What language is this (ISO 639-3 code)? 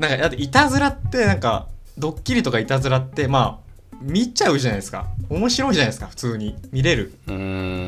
jpn